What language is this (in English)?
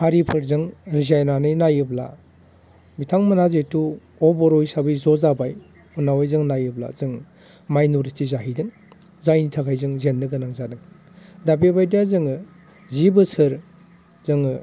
Bodo